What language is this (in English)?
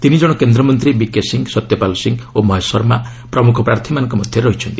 Odia